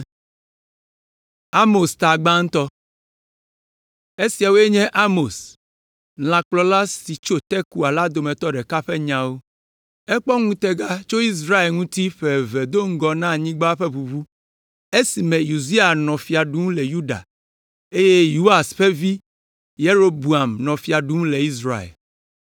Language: Ewe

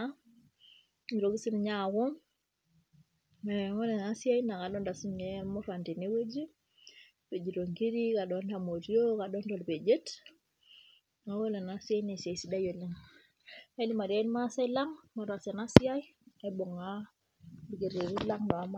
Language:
Masai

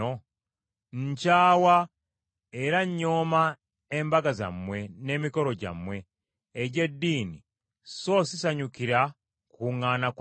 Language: Ganda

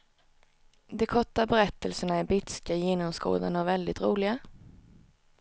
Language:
Swedish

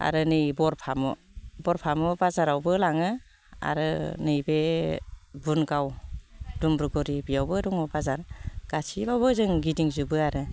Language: Bodo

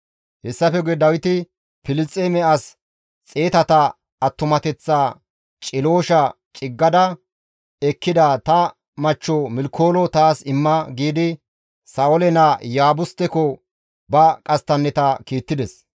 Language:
Gamo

